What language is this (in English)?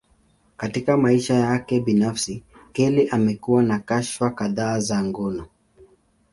Swahili